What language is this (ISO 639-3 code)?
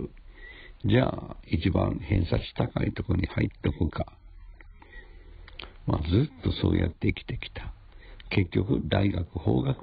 jpn